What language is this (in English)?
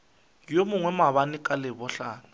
Northern Sotho